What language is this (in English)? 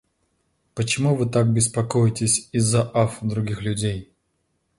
Russian